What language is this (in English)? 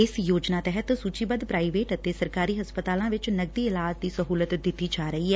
Punjabi